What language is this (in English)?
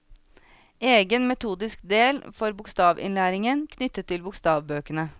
Norwegian